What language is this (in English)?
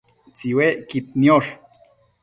Matsés